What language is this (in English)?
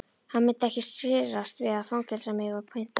Icelandic